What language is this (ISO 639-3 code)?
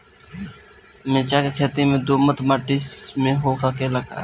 bho